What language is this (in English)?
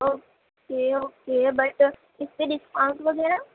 Urdu